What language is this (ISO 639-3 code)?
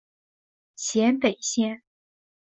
zho